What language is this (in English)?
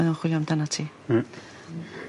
Welsh